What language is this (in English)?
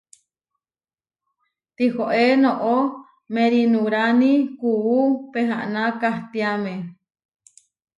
Huarijio